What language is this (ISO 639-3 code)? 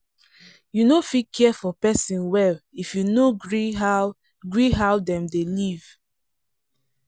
pcm